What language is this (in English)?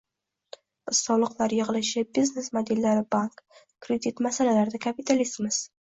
Uzbek